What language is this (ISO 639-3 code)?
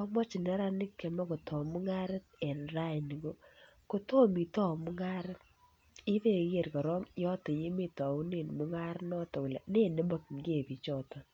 kln